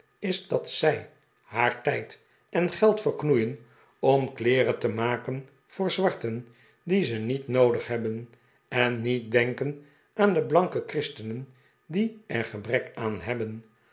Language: Dutch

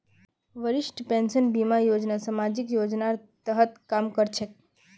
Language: Magahi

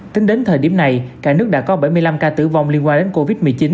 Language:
Vietnamese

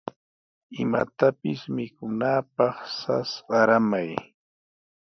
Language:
Sihuas Ancash Quechua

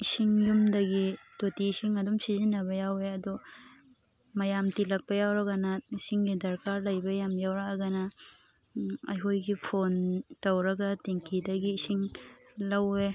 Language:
Manipuri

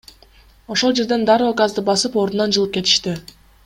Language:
Kyrgyz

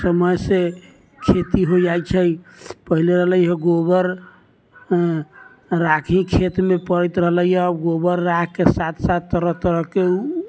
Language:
Maithili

